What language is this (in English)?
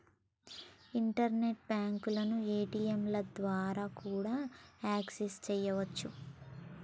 Telugu